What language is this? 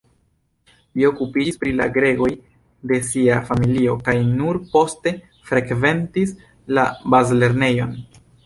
Esperanto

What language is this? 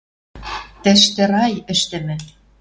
Western Mari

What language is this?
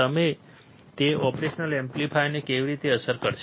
Gujarati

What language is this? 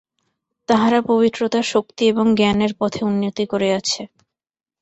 Bangla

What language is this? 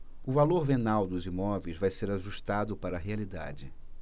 Portuguese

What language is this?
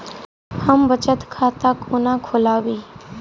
Maithili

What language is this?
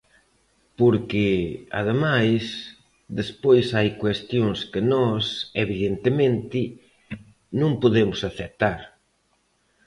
Galician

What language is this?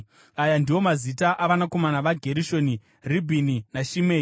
Shona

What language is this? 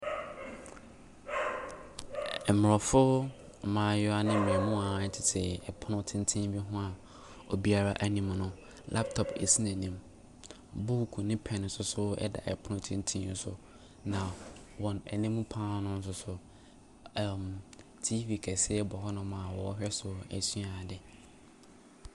Akan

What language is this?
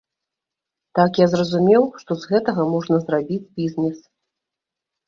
Belarusian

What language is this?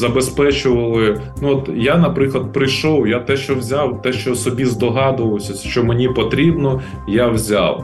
Ukrainian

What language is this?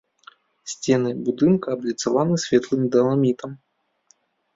Belarusian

